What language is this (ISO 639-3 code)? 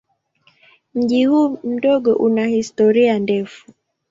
swa